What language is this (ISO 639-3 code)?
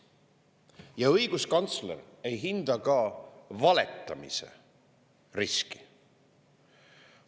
est